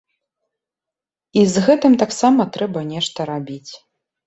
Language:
Belarusian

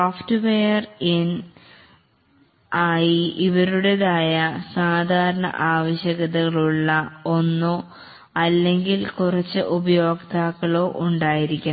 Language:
Malayalam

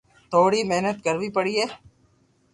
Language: Loarki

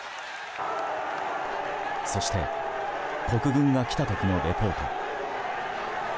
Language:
Japanese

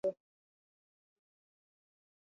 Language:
Swahili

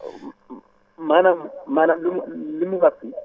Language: Wolof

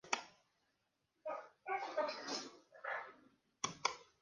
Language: Spanish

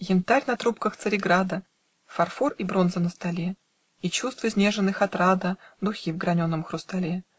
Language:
Russian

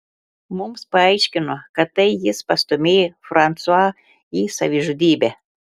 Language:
Lithuanian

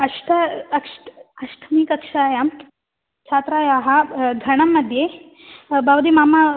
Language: Sanskrit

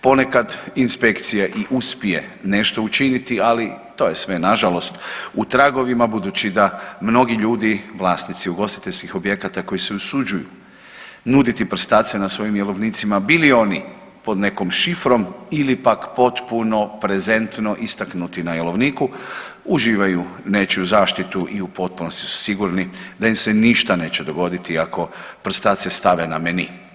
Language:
Croatian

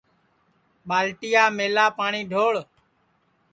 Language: Sansi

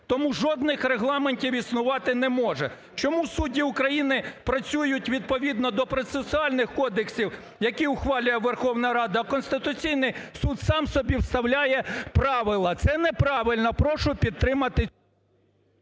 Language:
Ukrainian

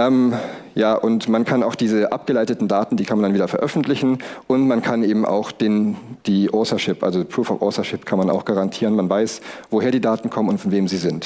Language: German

